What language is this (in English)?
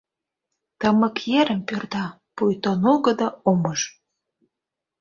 Mari